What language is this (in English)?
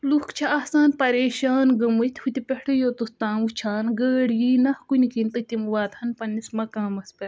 Kashmiri